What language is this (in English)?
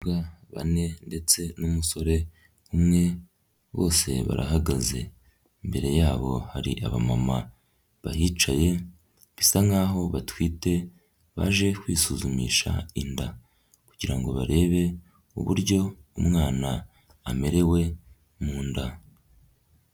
Kinyarwanda